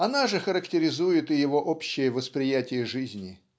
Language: Russian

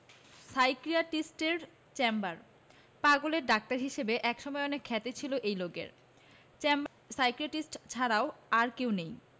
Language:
Bangla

